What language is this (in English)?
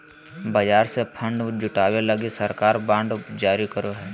Magahi